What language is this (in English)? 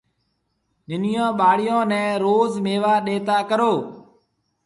Marwari (Pakistan)